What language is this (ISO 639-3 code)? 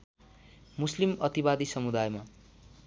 nep